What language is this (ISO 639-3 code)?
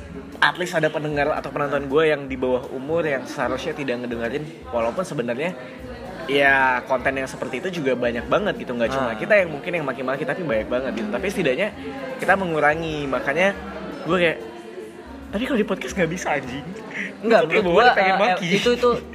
ind